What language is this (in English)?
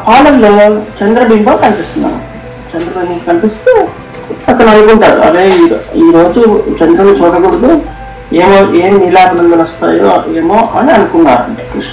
Telugu